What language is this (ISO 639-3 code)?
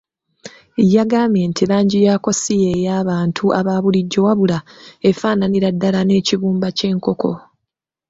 lug